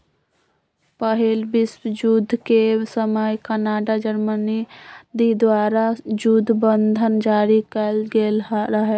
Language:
Magahi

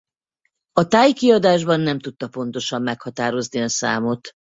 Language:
Hungarian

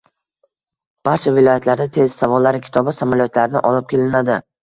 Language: Uzbek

